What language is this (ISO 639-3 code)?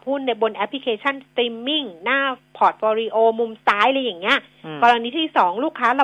tha